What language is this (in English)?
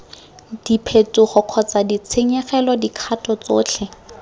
Tswana